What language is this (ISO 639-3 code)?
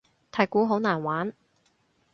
yue